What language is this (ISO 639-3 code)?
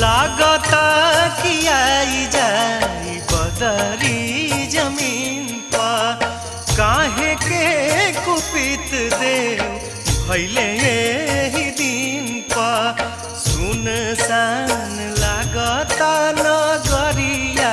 hin